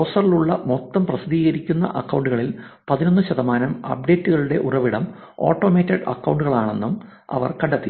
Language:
Malayalam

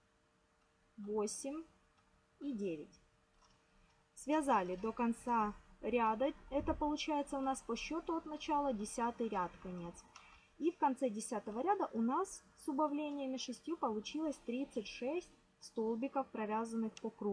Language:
Russian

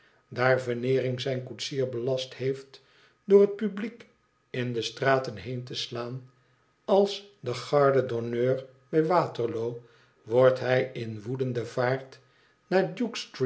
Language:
Dutch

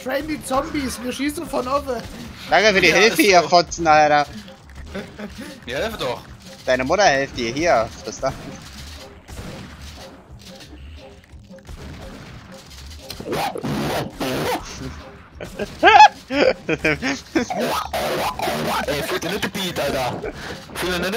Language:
German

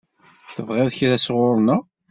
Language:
Kabyle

